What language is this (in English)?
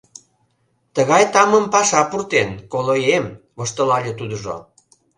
Mari